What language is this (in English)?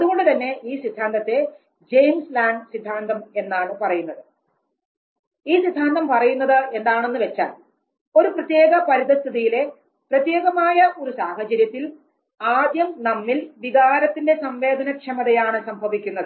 Malayalam